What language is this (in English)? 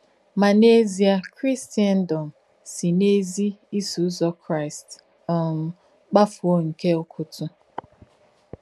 Igbo